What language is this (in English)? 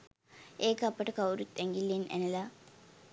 Sinhala